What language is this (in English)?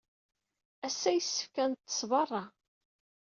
Kabyle